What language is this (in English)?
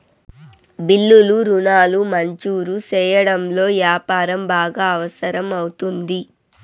Telugu